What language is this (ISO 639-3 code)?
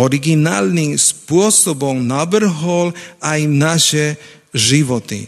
slk